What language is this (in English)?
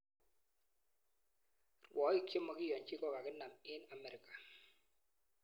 Kalenjin